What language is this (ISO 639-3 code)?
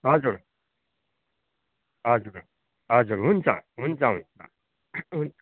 nep